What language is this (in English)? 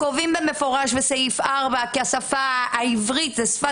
Hebrew